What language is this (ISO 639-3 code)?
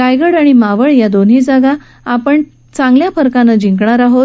mar